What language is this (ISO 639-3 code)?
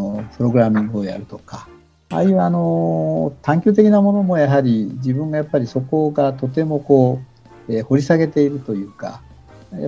jpn